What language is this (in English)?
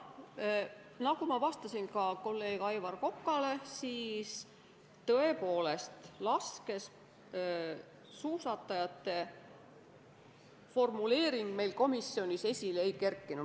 Estonian